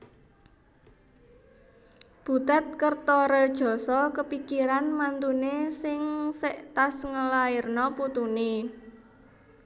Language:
Javanese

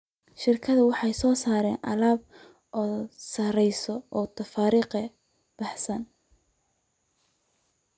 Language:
Somali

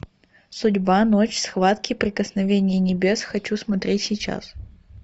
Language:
Russian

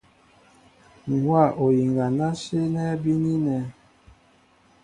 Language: Mbo (Cameroon)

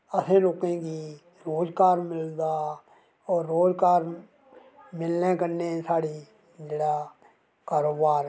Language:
Dogri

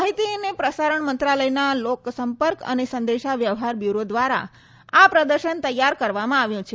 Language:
Gujarati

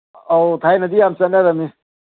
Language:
Manipuri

